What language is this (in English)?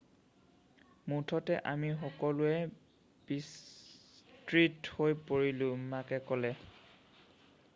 Assamese